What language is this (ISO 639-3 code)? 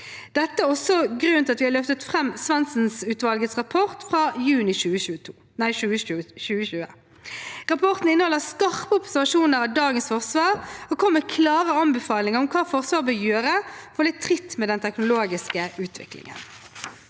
nor